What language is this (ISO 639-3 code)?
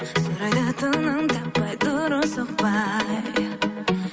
kaz